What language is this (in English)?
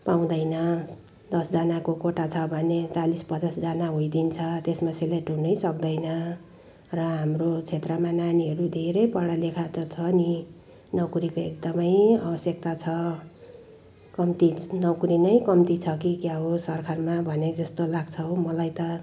Nepali